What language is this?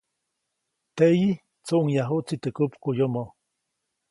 Copainalá Zoque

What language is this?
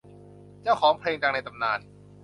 Thai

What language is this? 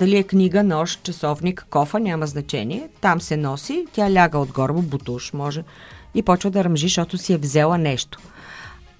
Bulgarian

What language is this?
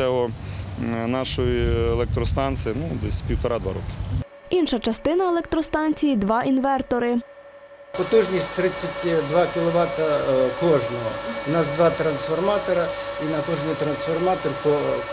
Ukrainian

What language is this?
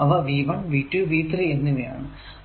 Malayalam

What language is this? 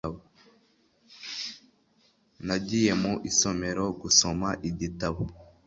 Kinyarwanda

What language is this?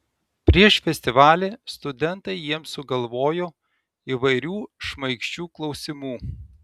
Lithuanian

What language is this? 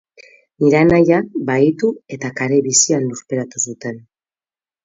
Basque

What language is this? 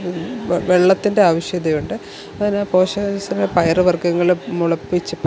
Malayalam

